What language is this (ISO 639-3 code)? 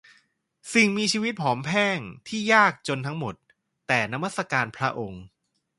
tha